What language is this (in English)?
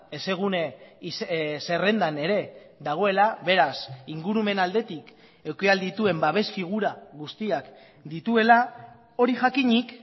Basque